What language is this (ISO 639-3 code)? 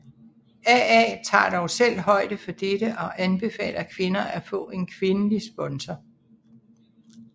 dan